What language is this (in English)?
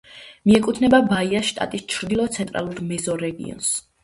Georgian